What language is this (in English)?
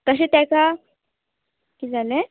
Konkani